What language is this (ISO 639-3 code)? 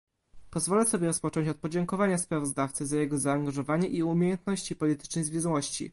pol